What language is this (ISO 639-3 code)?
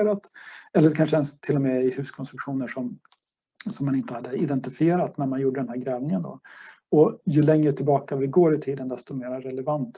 swe